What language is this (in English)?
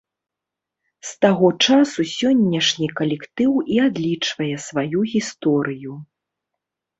Belarusian